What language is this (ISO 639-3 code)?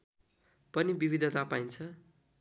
nep